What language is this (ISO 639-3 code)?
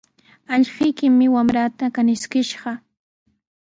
qws